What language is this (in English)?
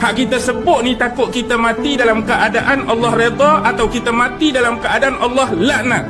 Malay